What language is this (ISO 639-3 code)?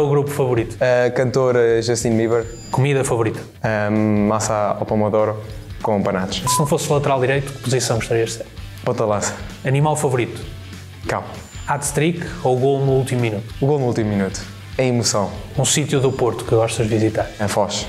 por